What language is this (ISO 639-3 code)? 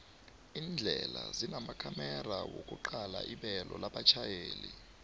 nbl